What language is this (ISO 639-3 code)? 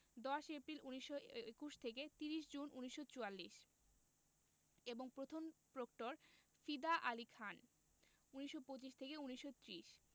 ben